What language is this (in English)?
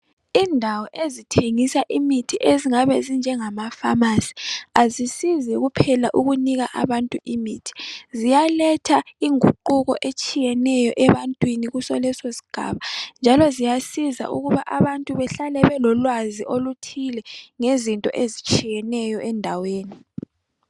North Ndebele